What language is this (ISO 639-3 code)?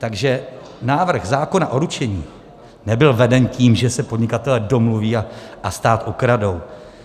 ces